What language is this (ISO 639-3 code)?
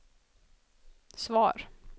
swe